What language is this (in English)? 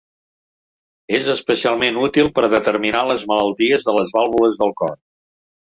Catalan